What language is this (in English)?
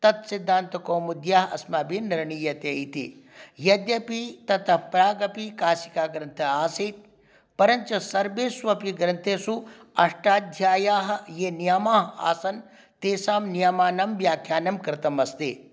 Sanskrit